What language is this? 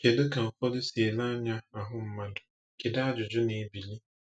Igbo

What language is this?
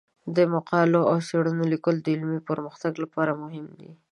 Pashto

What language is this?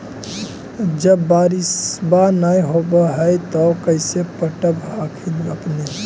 Magahi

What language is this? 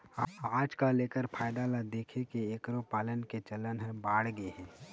Chhattisgarhi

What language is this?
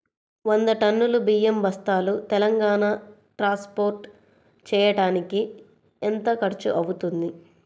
Telugu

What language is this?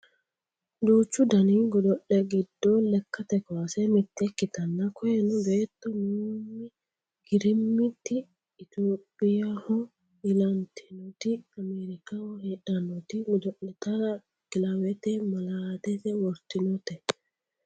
Sidamo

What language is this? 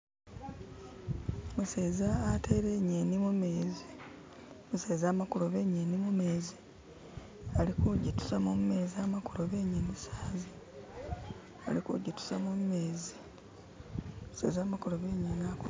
Masaaba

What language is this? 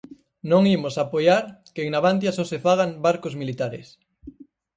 Galician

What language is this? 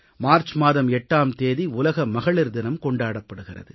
Tamil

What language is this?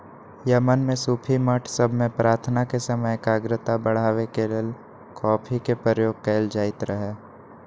Magahi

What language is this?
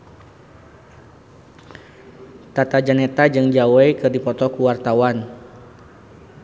Sundanese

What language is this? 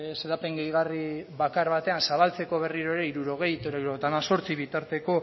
Basque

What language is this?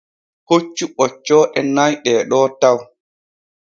Borgu Fulfulde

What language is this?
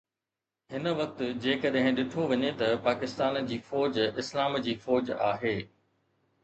Sindhi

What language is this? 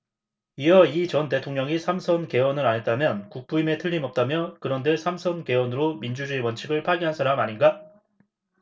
Korean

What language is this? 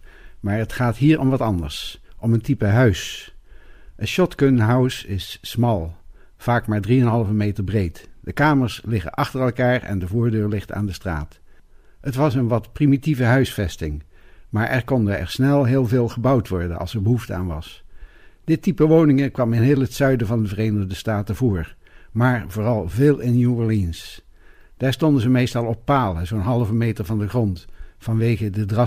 Dutch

